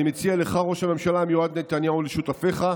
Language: Hebrew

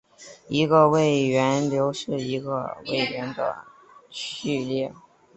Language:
Chinese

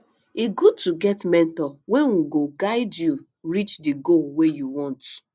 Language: Nigerian Pidgin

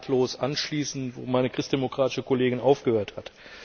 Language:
German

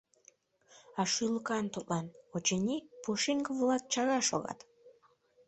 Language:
Mari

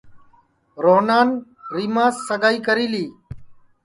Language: Sansi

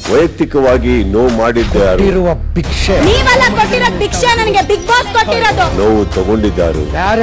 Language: Kannada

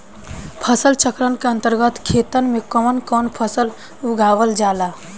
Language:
Bhojpuri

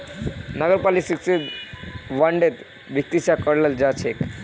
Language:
Magahi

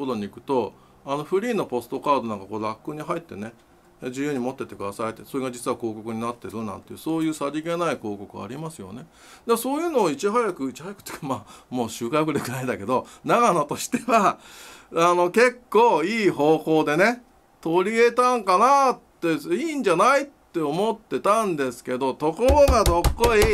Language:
Japanese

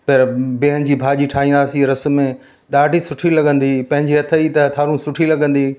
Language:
Sindhi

